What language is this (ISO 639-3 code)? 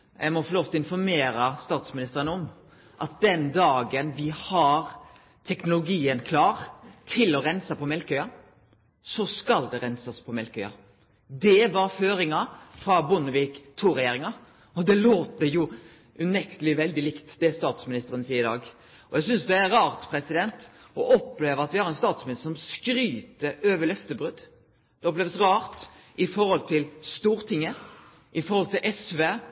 nno